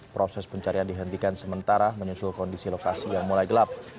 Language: Indonesian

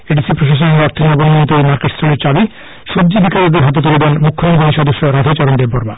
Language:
Bangla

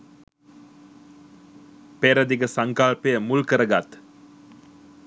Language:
Sinhala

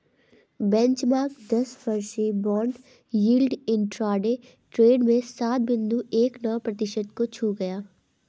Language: Hindi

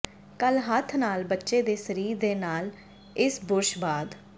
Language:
Punjabi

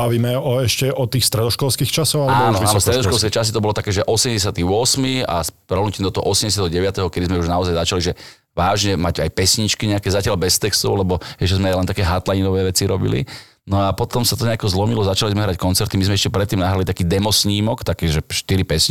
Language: Slovak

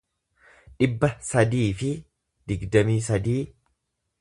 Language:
Oromo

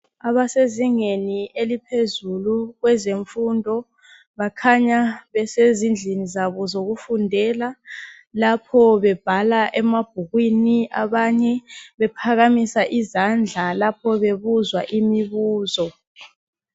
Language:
North Ndebele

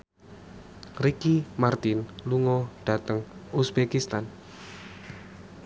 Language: Javanese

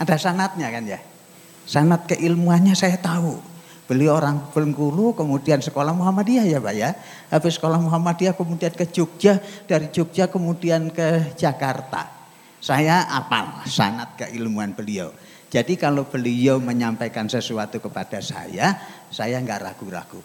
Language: Indonesian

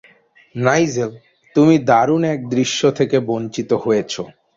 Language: Bangla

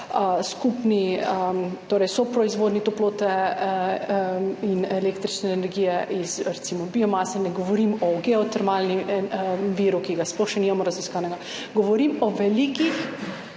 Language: Slovenian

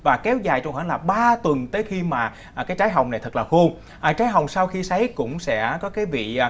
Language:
Vietnamese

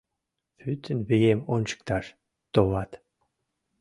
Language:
Mari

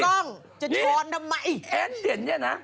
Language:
Thai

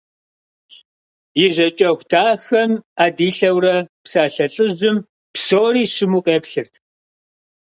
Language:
Kabardian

